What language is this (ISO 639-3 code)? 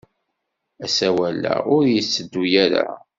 kab